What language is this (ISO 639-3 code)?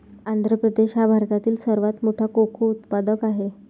mar